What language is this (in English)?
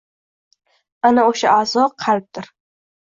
Uzbek